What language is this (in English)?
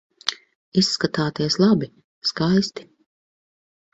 Latvian